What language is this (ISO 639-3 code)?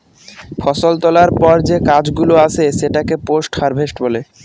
ben